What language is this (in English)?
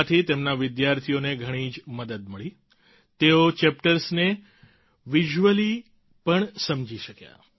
Gujarati